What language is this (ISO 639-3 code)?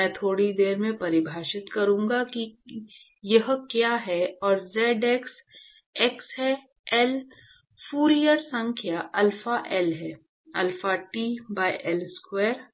hin